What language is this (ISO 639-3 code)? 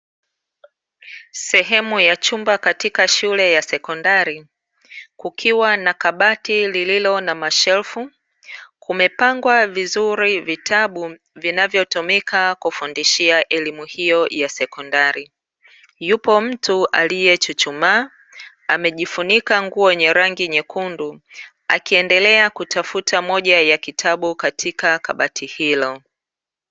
swa